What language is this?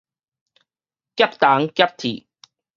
Min Nan Chinese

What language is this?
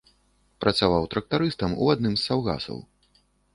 Belarusian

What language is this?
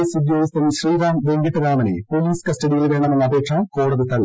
Malayalam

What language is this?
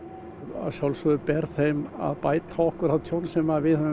Icelandic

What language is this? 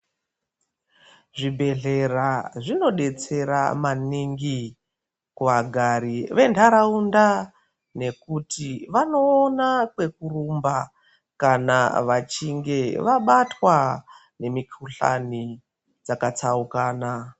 Ndau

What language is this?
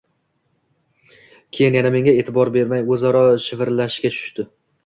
Uzbek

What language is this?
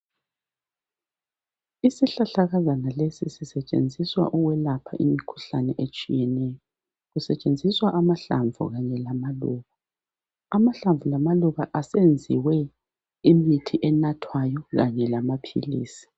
North Ndebele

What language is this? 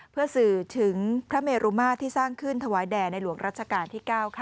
Thai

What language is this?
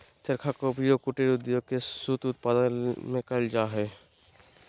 Magahi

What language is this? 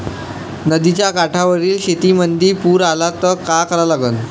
Marathi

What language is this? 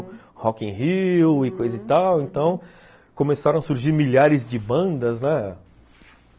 Portuguese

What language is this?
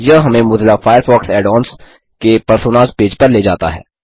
Hindi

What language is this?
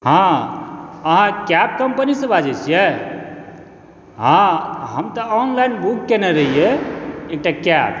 Maithili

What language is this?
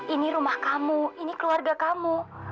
Indonesian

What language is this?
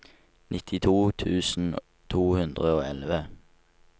Norwegian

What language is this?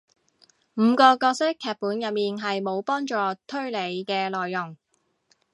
Cantonese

